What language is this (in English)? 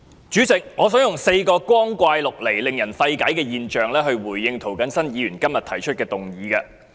Cantonese